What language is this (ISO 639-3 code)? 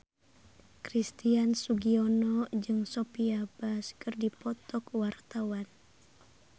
sun